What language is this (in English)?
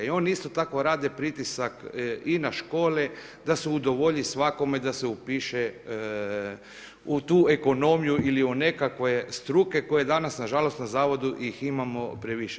Croatian